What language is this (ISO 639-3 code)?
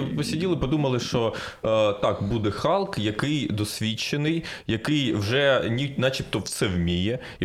ukr